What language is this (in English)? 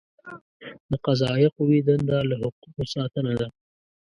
Pashto